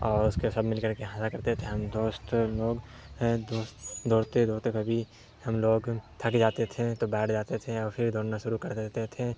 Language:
Urdu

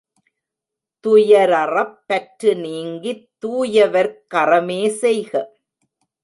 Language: Tamil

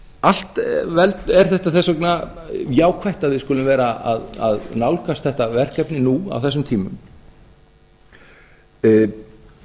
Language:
Icelandic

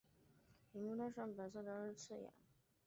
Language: Chinese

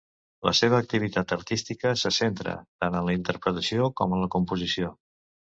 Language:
Catalan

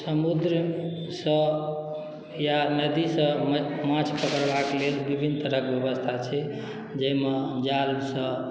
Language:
Maithili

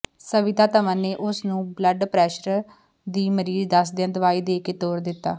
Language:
Punjabi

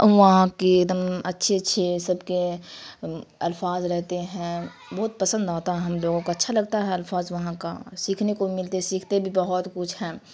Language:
Urdu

